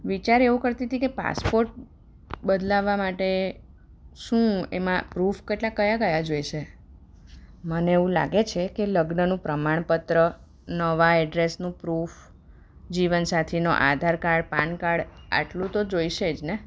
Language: Gujarati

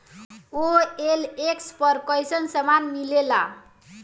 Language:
Bhojpuri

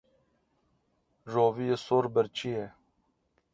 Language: Kurdish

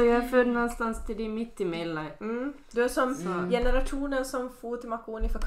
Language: Swedish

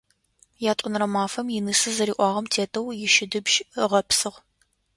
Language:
Adyghe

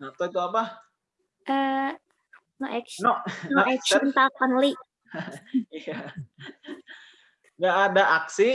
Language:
Indonesian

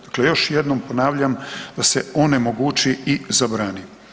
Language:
Croatian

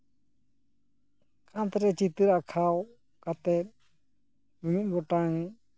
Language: Santali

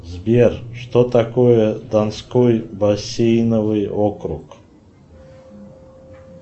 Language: Russian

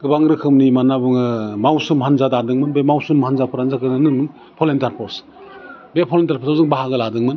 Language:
Bodo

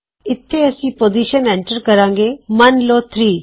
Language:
Punjabi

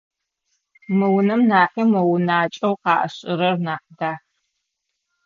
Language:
Adyghe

